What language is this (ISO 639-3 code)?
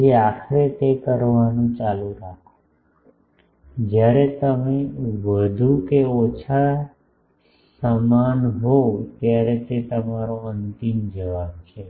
guj